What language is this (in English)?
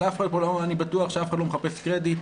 Hebrew